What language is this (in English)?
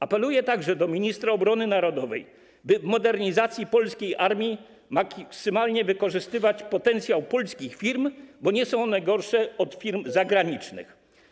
Polish